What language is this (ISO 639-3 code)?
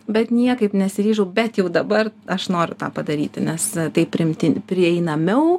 lit